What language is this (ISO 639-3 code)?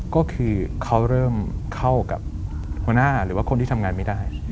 tha